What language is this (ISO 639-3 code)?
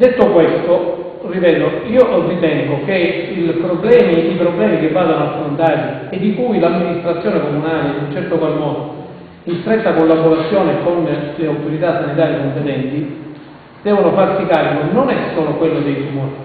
ita